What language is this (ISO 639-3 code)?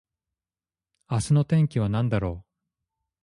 jpn